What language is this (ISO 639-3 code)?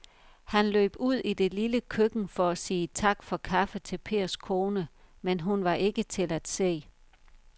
dan